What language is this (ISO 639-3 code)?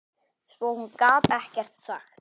isl